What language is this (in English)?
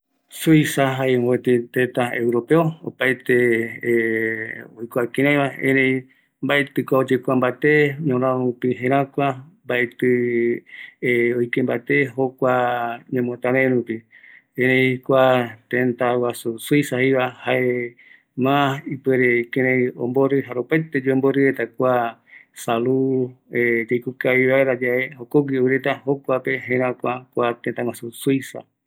Eastern Bolivian Guaraní